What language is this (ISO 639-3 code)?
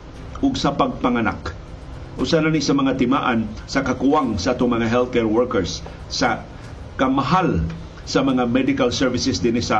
fil